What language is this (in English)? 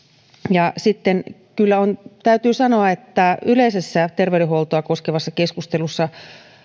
Finnish